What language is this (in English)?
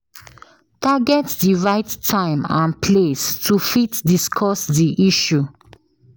Nigerian Pidgin